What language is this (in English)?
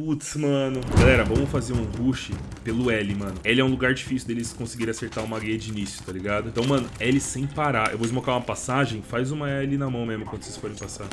Portuguese